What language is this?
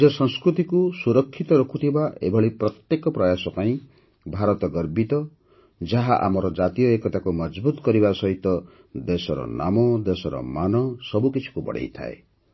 Odia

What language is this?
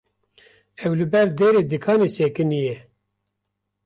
Kurdish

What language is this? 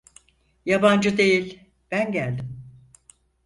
Turkish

